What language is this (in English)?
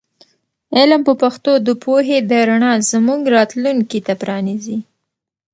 Pashto